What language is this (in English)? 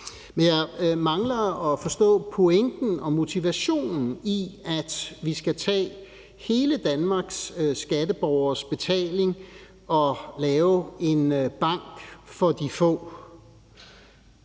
Danish